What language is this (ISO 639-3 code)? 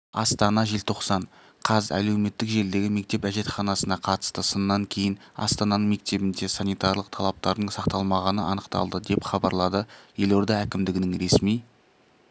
kaz